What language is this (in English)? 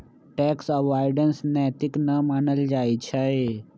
Magahi